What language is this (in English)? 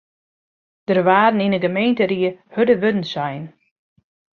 Western Frisian